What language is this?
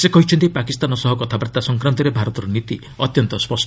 Odia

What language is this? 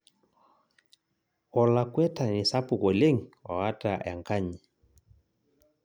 Masai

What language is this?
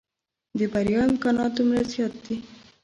Pashto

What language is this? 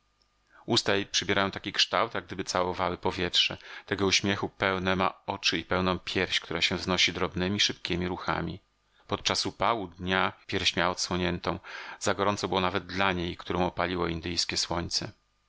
Polish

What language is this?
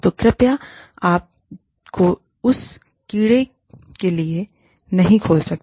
Hindi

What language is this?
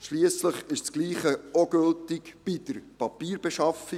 Swiss German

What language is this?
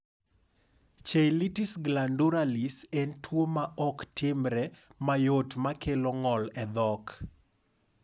Luo (Kenya and Tanzania)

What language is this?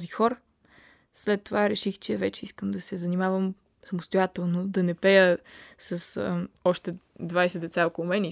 Bulgarian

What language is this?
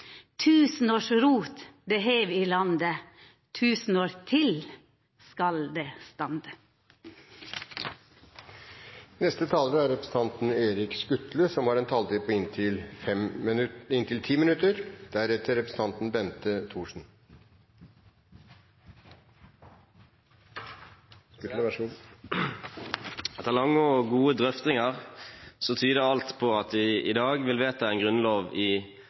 Norwegian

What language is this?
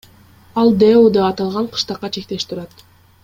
Kyrgyz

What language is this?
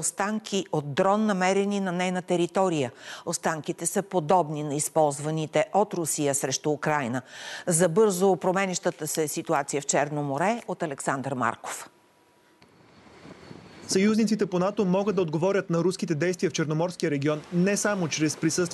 Bulgarian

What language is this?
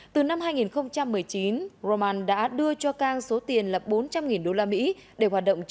Vietnamese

